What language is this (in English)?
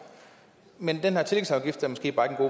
Danish